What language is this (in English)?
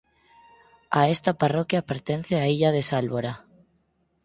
Galician